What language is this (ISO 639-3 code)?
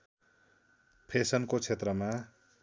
nep